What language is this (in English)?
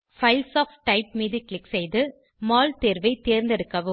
Tamil